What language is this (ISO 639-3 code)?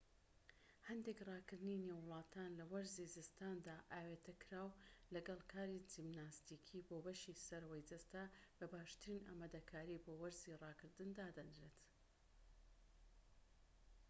ckb